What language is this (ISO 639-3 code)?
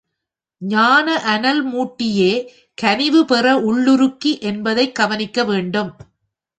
tam